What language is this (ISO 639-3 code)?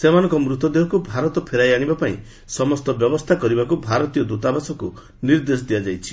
ori